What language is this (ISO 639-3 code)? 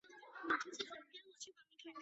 zho